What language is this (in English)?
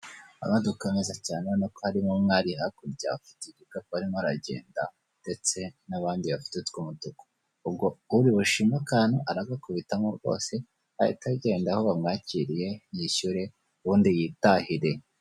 Kinyarwanda